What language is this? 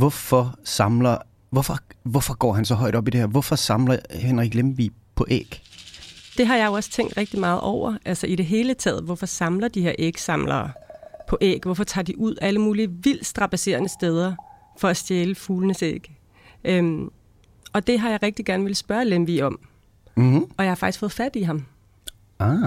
Danish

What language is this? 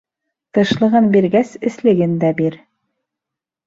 Bashkir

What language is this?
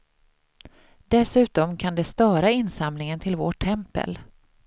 Swedish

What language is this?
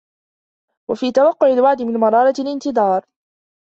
Arabic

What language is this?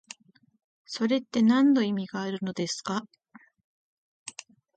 Japanese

